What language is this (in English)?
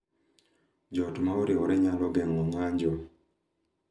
Luo (Kenya and Tanzania)